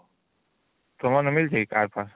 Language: Odia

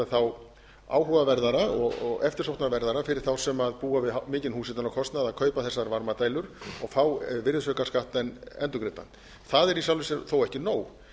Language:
Icelandic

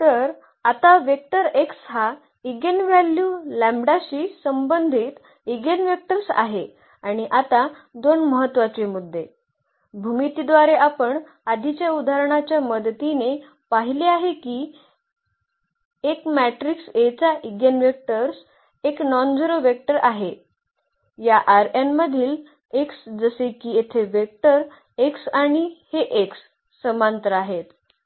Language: Marathi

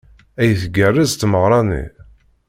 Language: Kabyle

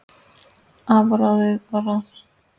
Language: Icelandic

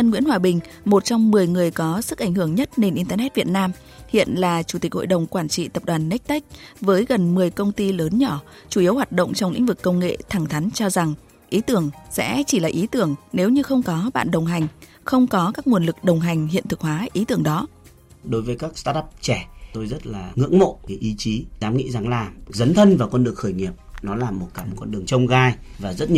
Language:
Vietnamese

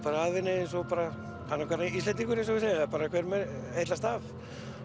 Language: Icelandic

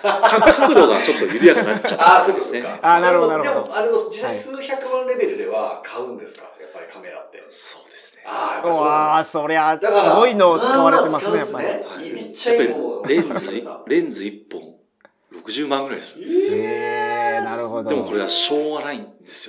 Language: Japanese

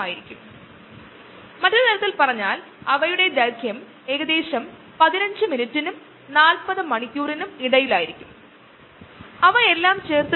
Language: Malayalam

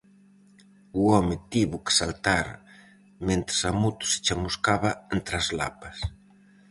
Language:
Galician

